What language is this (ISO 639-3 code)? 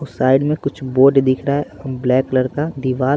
hin